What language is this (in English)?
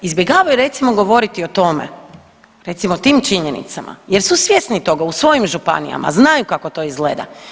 Croatian